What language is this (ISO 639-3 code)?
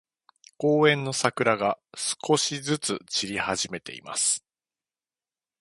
jpn